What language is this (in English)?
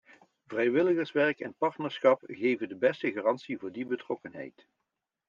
Dutch